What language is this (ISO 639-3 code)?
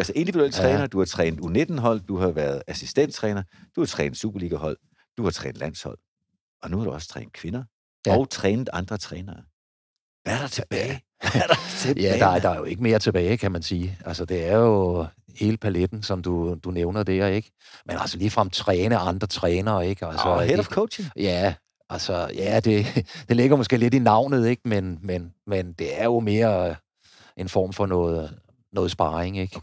dan